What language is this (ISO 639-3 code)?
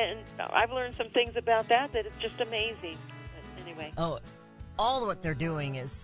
eng